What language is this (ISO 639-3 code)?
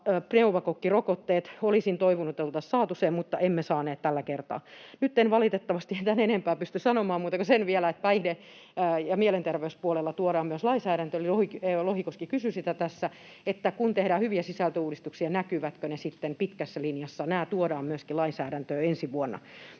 fin